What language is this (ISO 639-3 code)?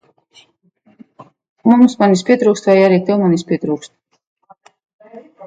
lav